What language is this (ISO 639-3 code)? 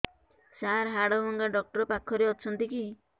ori